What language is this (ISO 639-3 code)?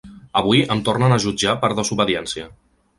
cat